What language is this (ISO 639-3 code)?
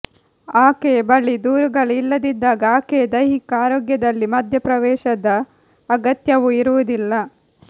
kan